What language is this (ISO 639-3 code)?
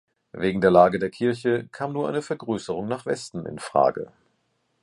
deu